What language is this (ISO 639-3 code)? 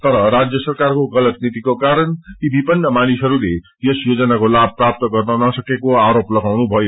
nep